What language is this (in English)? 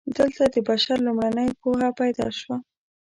Pashto